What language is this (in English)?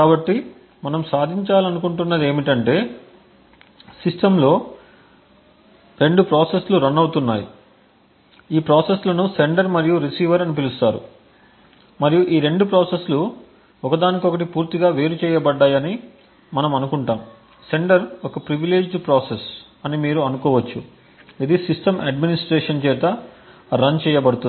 Telugu